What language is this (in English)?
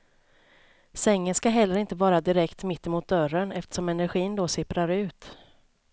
Swedish